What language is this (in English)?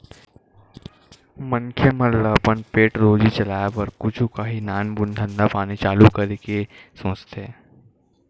Chhattisgarhi